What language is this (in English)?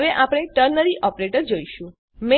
Gujarati